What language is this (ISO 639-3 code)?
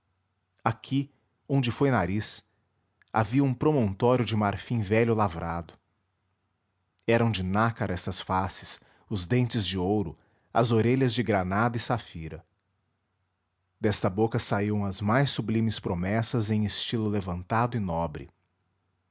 por